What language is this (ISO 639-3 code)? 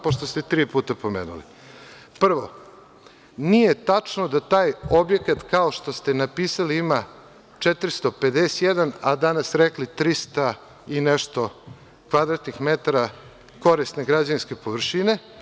srp